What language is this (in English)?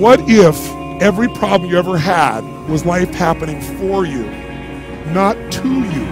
English